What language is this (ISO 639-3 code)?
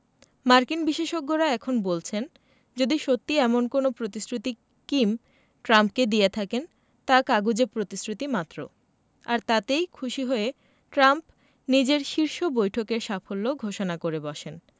ben